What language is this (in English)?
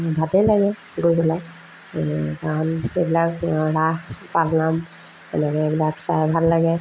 Assamese